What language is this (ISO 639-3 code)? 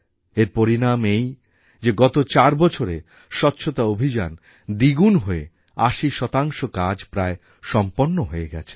ben